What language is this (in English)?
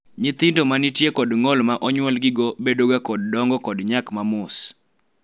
Luo (Kenya and Tanzania)